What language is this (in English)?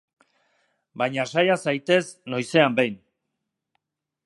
Basque